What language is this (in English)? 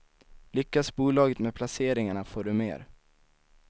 Swedish